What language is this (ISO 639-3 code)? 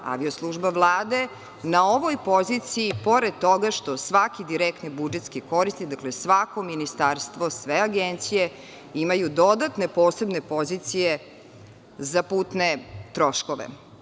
srp